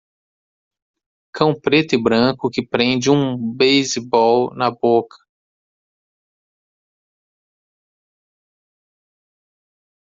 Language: Portuguese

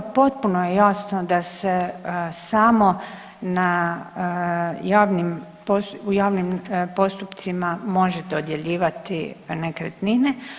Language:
Croatian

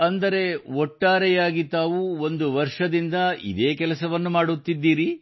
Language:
Kannada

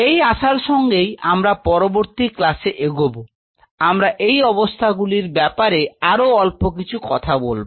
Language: Bangla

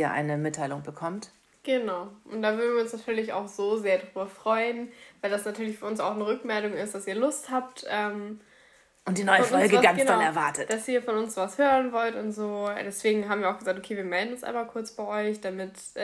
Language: German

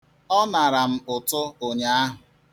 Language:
Igbo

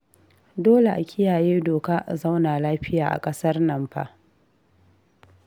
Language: Hausa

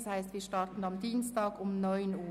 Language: Swiss German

